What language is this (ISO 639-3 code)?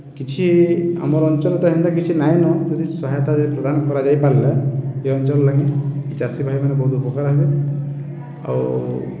ori